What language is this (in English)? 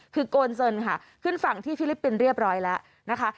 Thai